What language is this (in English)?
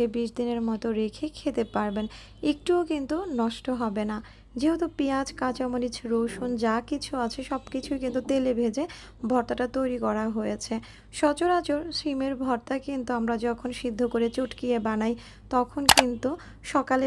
Hindi